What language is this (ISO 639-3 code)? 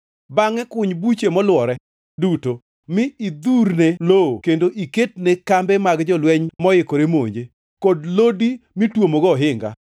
luo